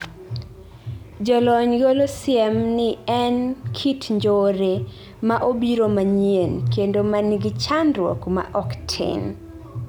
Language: Luo (Kenya and Tanzania)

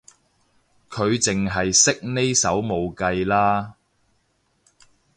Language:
Cantonese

